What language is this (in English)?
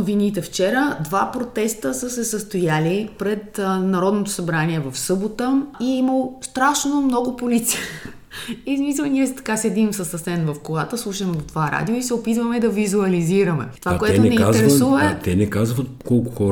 Bulgarian